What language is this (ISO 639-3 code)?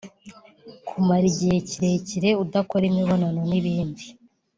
kin